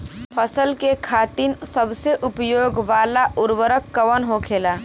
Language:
Bhojpuri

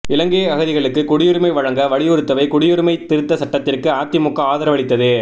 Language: Tamil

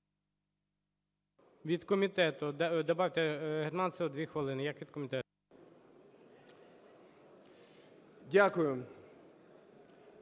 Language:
Ukrainian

